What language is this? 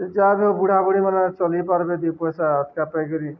Odia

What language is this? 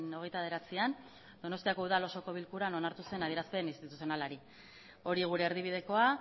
Basque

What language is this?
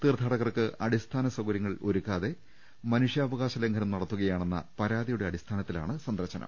Malayalam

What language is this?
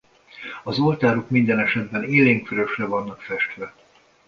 Hungarian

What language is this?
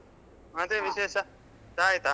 Kannada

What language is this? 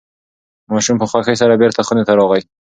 Pashto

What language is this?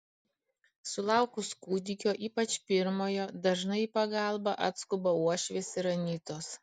Lithuanian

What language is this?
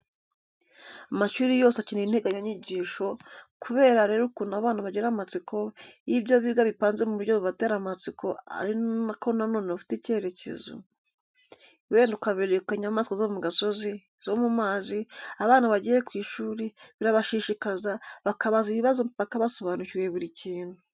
Kinyarwanda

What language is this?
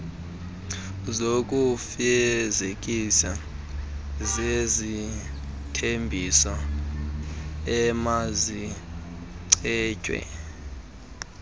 Xhosa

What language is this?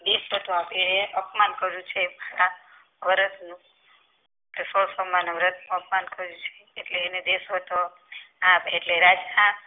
Gujarati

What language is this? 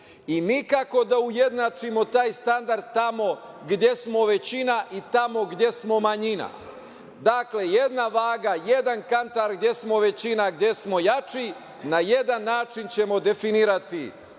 Serbian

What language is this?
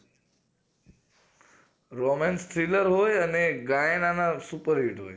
Gujarati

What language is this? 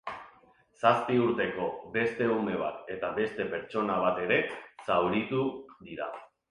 Basque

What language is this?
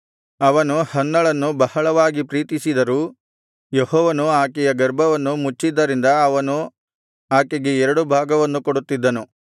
Kannada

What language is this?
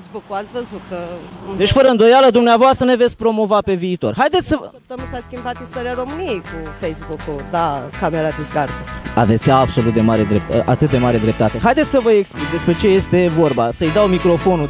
Romanian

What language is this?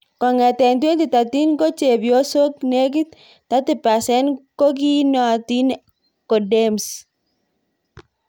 Kalenjin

